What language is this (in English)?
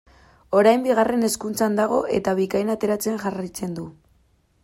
Basque